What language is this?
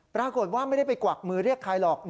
Thai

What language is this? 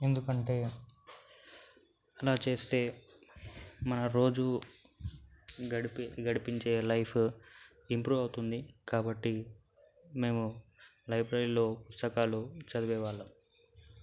Telugu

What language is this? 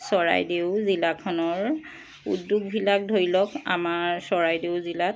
Assamese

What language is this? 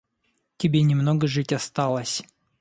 Russian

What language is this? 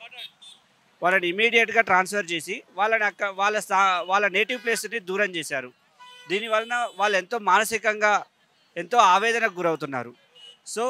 Telugu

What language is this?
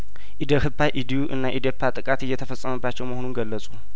Amharic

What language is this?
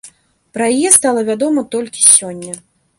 Belarusian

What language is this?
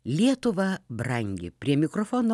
Lithuanian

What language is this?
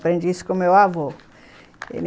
Portuguese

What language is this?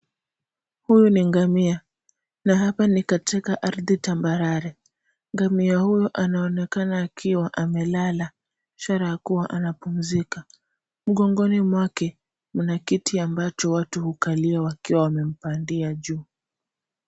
Swahili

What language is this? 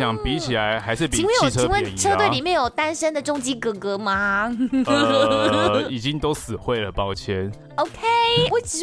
Chinese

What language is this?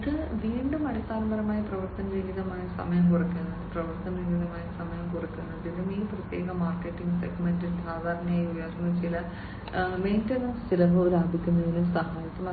Malayalam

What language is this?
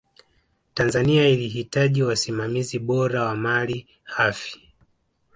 Swahili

